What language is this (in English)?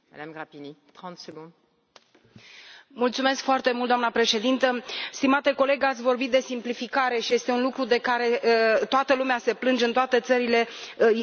Romanian